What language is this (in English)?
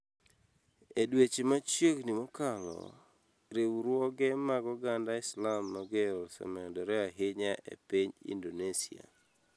Luo (Kenya and Tanzania)